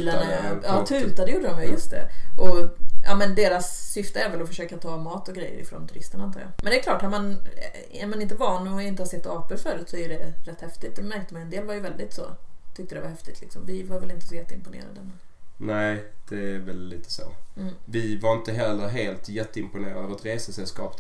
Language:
Swedish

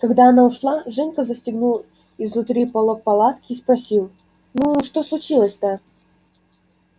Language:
Russian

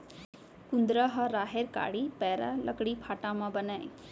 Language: Chhattisgarhi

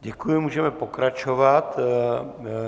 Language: Czech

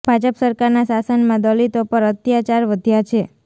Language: Gujarati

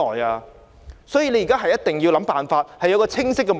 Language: Cantonese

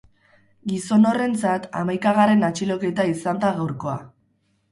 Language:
Basque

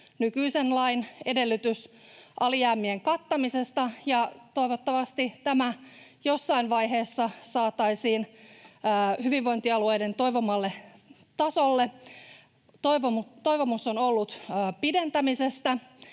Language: Finnish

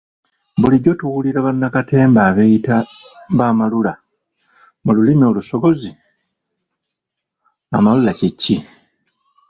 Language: Ganda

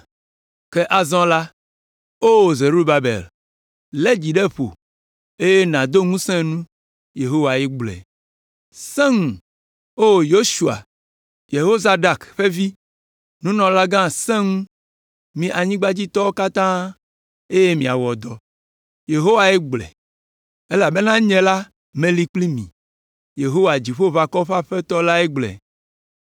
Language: Ewe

